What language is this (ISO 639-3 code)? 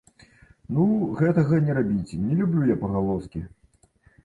bel